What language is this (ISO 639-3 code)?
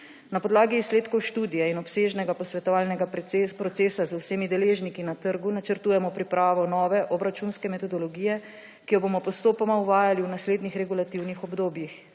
slv